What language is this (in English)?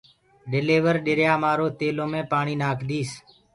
Gurgula